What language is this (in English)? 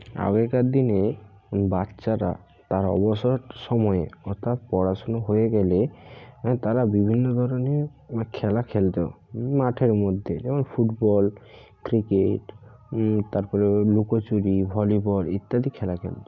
Bangla